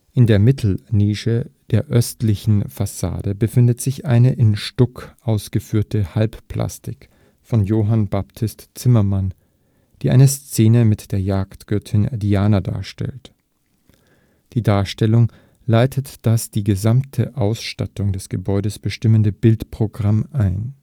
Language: German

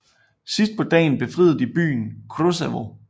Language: Danish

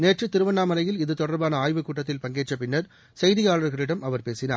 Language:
Tamil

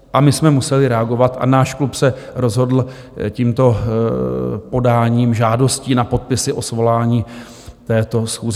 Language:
Czech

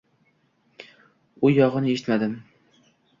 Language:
Uzbek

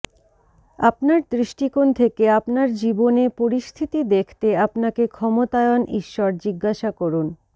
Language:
Bangla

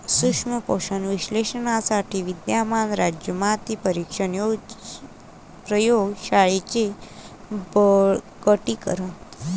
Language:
Marathi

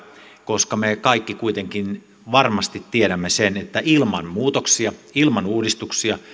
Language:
Finnish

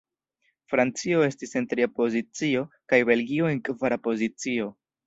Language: Esperanto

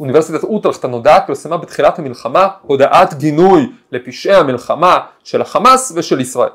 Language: Hebrew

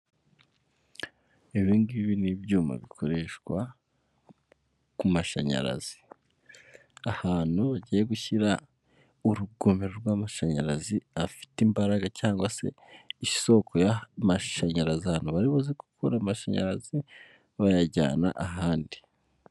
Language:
Kinyarwanda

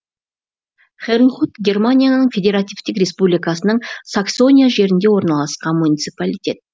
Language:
Kazakh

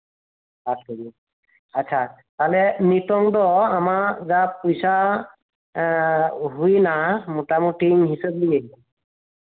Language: Santali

